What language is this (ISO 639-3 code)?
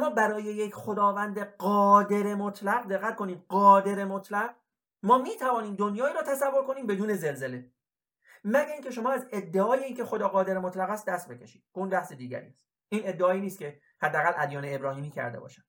fas